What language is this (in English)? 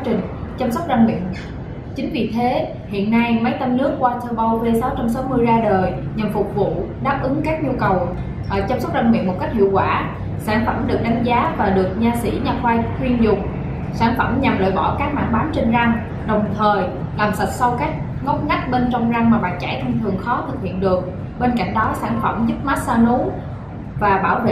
Vietnamese